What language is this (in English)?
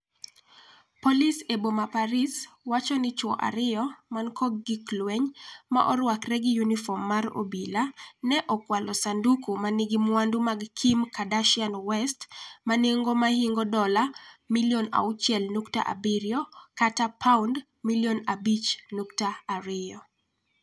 Luo (Kenya and Tanzania)